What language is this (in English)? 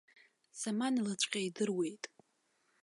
Abkhazian